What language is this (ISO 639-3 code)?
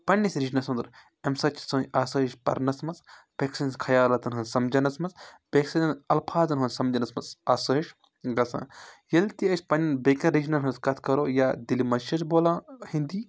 kas